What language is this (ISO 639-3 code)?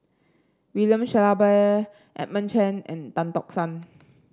eng